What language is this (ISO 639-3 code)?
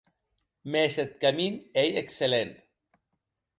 oci